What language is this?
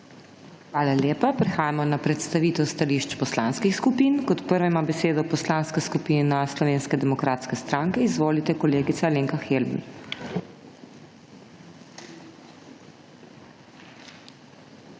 Slovenian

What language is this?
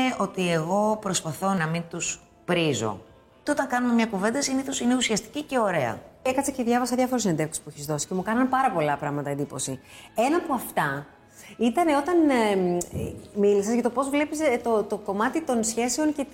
Greek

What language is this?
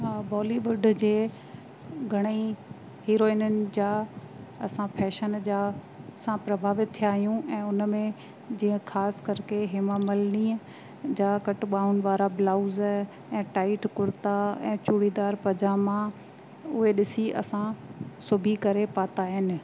Sindhi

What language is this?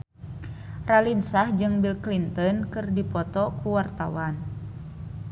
Sundanese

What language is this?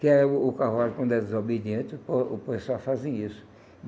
Portuguese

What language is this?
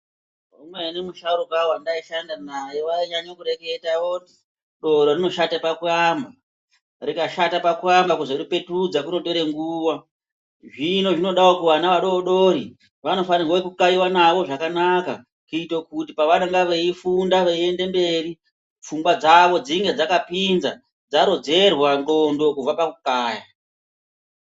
Ndau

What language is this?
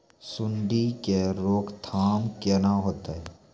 Maithili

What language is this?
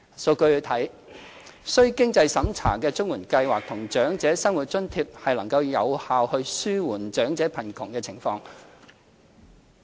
Cantonese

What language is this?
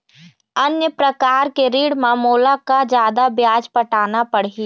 Chhattisgarhi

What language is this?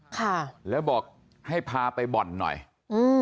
Thai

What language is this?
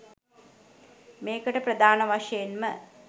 Sinhala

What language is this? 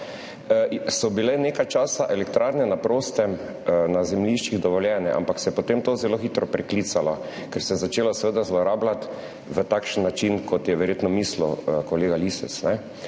Slovenian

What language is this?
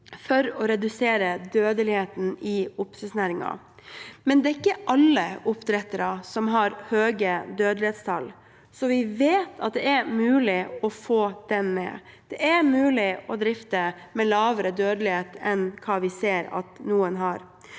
Norwegian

